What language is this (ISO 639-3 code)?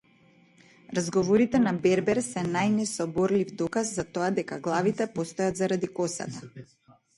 mkd